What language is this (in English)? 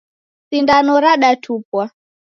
Taita